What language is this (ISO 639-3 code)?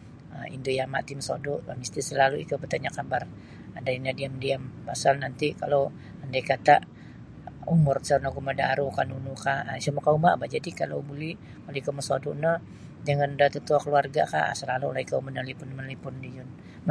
bsy